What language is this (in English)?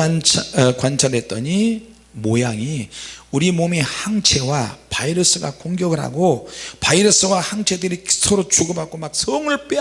Korean